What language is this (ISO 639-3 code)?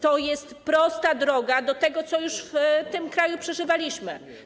pol